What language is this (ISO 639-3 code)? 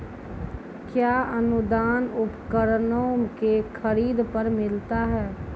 mai